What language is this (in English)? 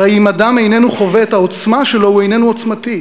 Hebrew